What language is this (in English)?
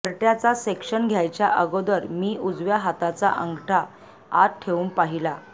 Marathi